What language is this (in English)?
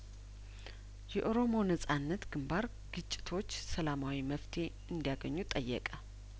Amharic